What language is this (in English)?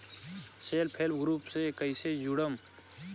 Bhojpuri